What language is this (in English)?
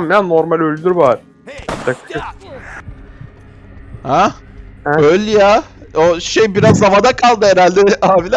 Turkish